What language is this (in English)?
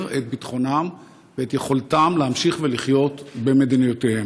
Hebrew